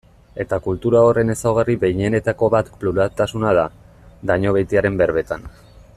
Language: Basque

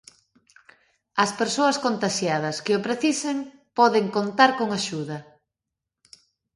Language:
Galician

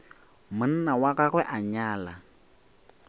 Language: Northern Sotho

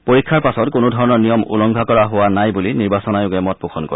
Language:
Assamese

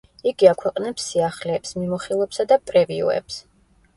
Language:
Georgian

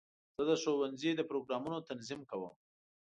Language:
Pashto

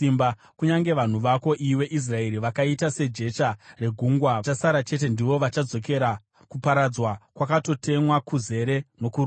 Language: Shona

